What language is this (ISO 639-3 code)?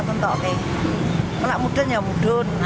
ind